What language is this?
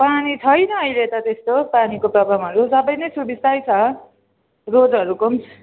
Nepali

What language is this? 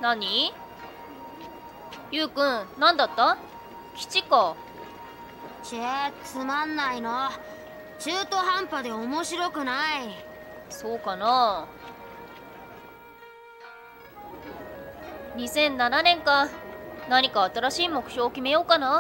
Japanese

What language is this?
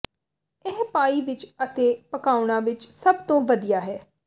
Punjabi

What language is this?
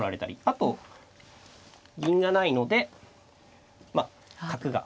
Japanese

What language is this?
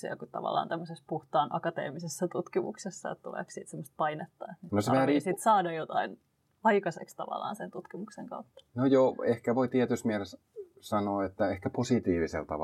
Finnish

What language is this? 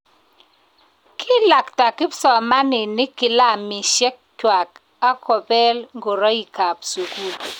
Kalenjin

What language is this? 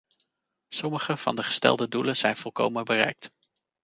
Dutch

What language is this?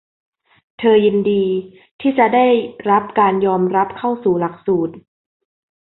Thai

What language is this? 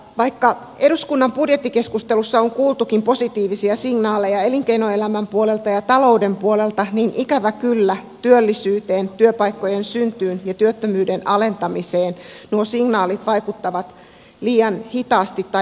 Finnish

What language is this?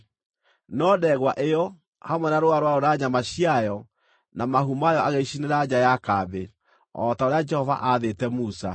Kikuyu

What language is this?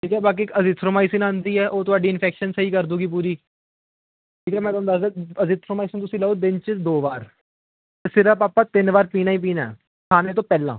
Punjabi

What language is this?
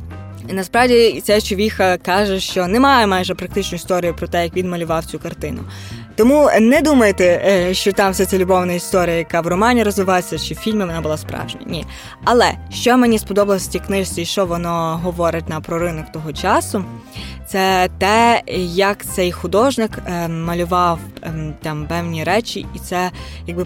Ukrainian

